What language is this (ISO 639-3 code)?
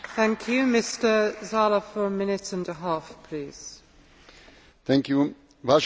slk